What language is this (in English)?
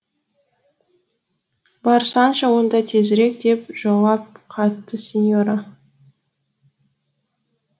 Kazakh